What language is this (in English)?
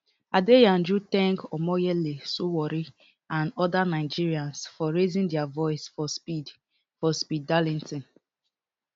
Nigerian Pidgin